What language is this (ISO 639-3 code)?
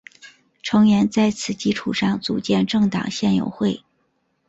zho